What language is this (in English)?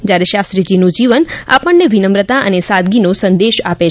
Gujarati